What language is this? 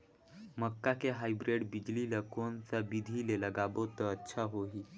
Chhattisgarhi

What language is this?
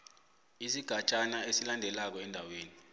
South Ndebele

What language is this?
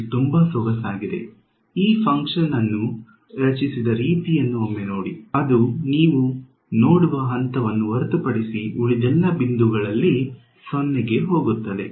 Kannada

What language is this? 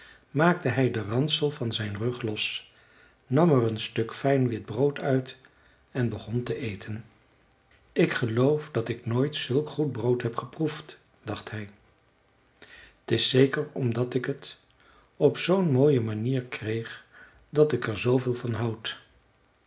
Dutch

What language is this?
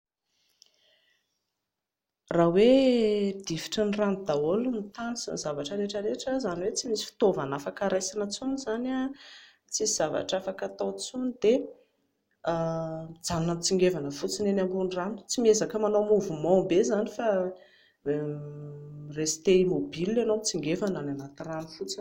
Malagasy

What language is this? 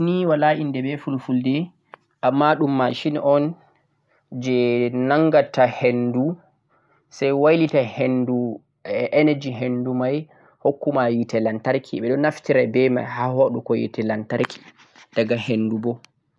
Central-Eastern Niger Fulfulde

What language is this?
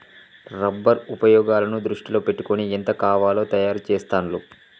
Telugu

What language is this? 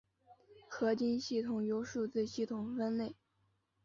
Chinese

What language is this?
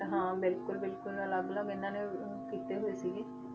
Punjabi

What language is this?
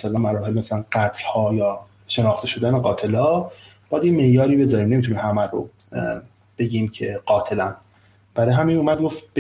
Persian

